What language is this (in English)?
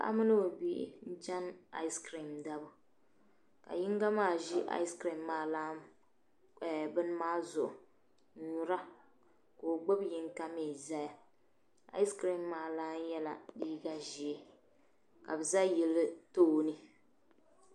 Dagbani